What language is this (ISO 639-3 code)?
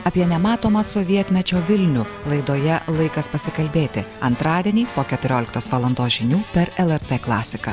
lit